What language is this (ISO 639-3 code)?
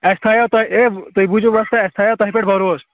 kas